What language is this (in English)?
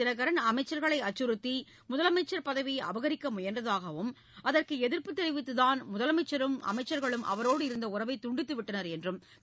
Tamil